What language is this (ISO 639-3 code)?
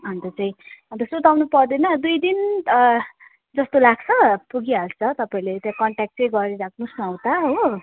nep